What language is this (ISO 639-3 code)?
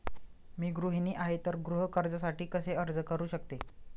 mar